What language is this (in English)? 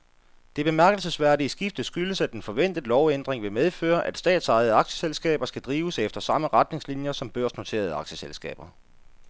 Danish